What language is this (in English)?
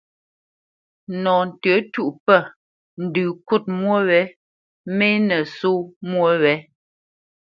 Bamenyam